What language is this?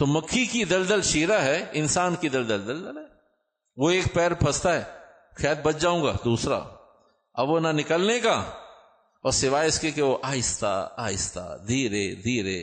Urdu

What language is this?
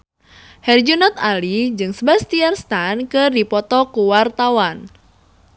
Sundanese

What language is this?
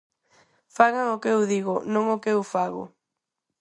Galician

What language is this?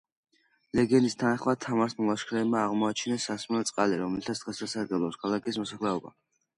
Georgian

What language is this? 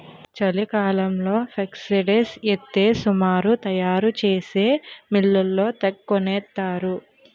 Telugu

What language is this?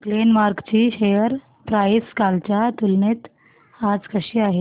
Marathi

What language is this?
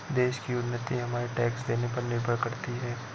Hindi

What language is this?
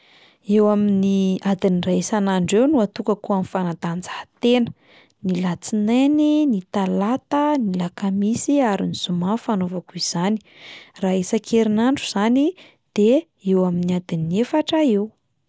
Malagasy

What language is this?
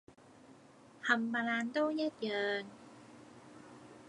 Cantonese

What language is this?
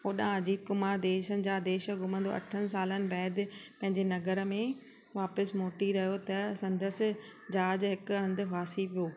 Sindhi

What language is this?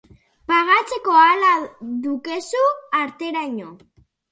Basque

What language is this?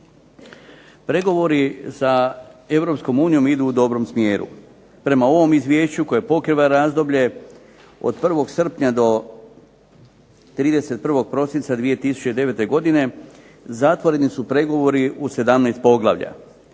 Croatian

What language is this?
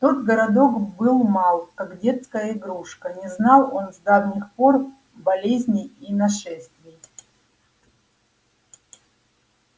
Russian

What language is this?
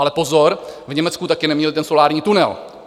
Czech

